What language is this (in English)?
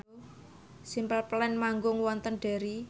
Javanese